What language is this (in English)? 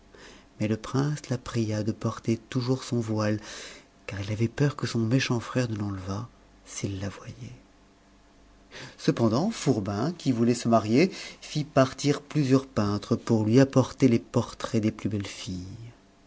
French